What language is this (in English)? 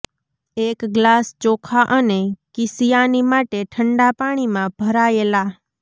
Gujarati